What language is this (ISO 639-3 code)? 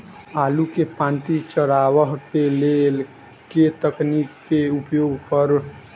mai